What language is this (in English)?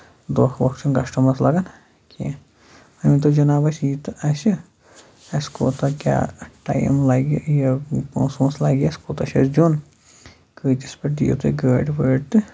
Kashmiri